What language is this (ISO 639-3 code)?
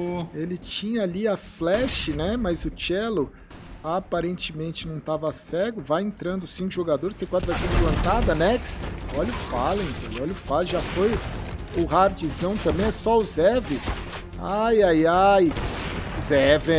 por